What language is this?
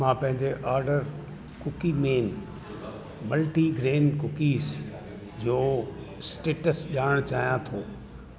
Sindhi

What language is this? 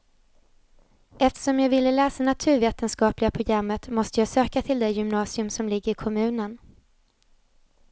Swedish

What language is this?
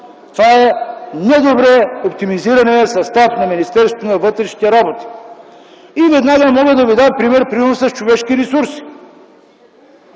Bulgarian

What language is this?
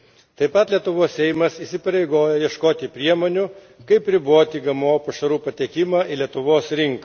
Lithuanian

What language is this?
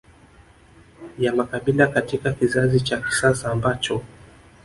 Swahili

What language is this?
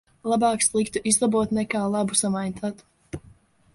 Latvian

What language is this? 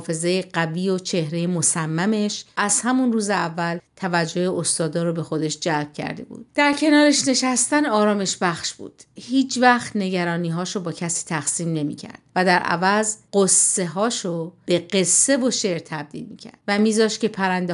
Persian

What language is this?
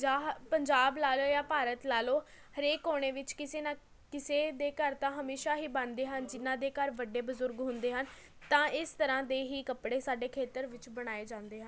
Punjabi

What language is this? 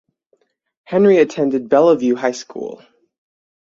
English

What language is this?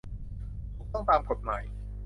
Thai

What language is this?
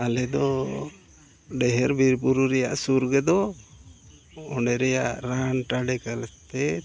Santali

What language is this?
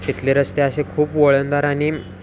Marathi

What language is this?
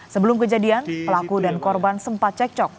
Indonesian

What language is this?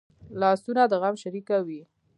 Pashto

